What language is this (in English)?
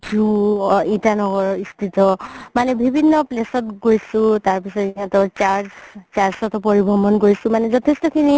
Assamese